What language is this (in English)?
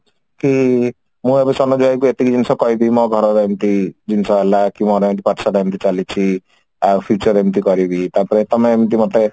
Odia